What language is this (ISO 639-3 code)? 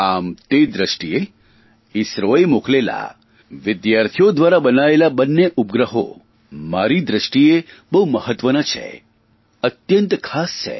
guj